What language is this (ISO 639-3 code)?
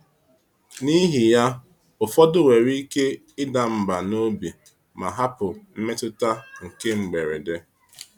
ibo